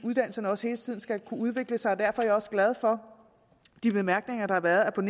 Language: Danish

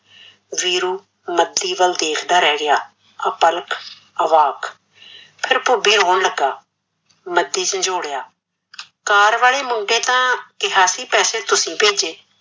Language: Punjabi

